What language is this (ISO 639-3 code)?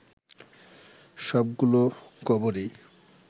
ben